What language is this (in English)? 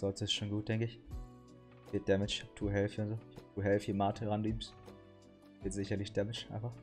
German